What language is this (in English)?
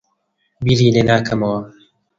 Central Kurdish